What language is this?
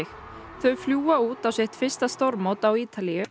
Icelandic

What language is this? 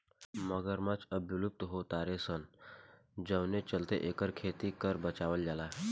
Bhojpuri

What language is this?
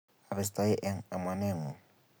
Kalenjin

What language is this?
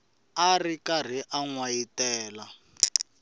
Tsonga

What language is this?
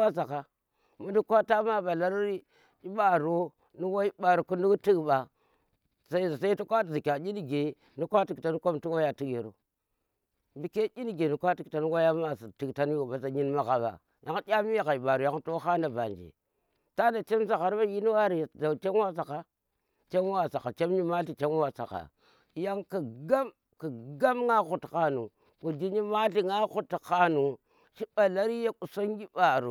Tera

